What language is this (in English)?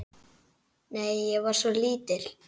Icelandic